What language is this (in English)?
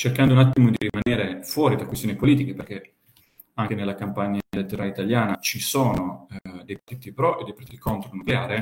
Italian